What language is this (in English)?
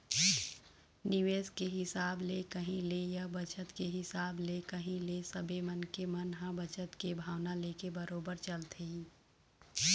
Chhattisgarhi